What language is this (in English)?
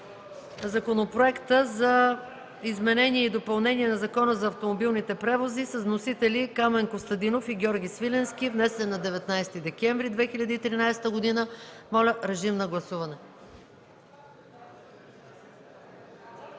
Bulgarian